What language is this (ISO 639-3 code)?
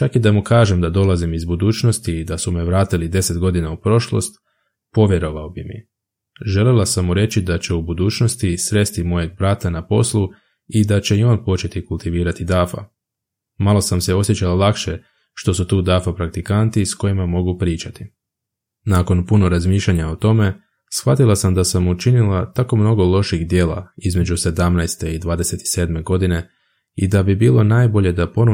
hrv